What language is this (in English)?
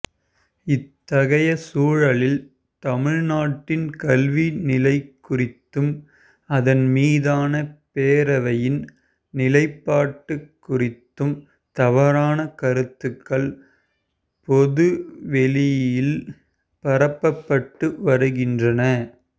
Tamil